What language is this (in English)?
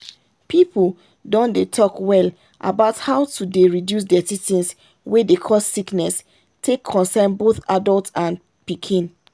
Nigerian Pidgin